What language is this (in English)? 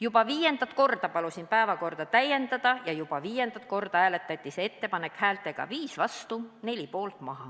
Estonian